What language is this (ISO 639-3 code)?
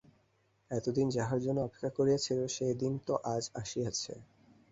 ben